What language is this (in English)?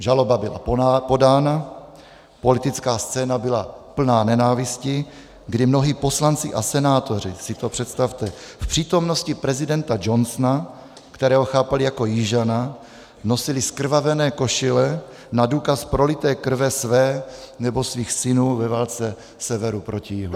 Czech